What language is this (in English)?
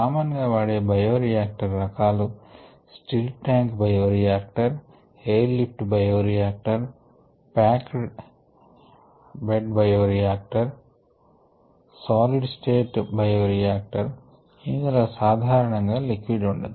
Telugu